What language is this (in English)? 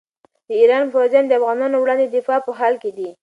Pashto